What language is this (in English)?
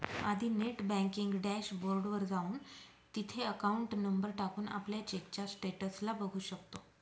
Marathi